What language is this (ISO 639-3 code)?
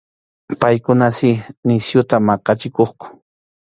qxu